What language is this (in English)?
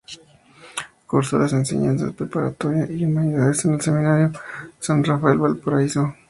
Spanish